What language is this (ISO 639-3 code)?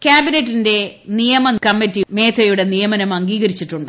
mal